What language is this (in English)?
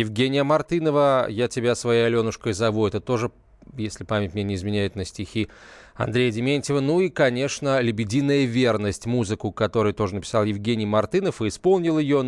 Russian